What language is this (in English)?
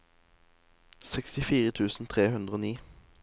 Norwegian